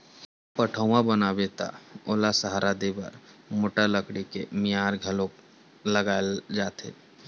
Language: Chhattisgarhi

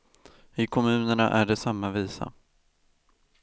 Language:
Swedish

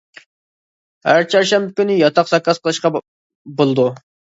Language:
Uyghur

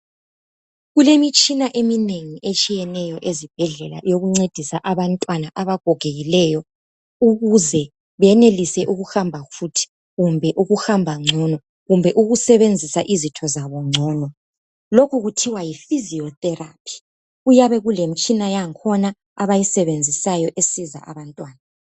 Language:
North Ndebele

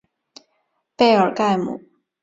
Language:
Chinese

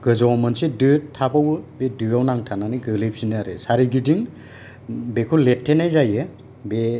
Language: Bodo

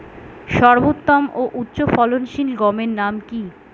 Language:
Bangla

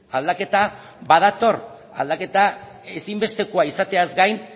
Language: Basque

